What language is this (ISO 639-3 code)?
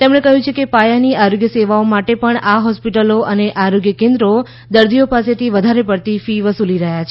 guj